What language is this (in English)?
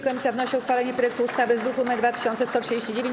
Polish